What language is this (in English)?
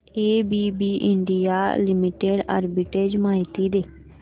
Marathi